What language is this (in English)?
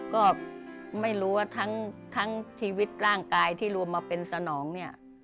Thai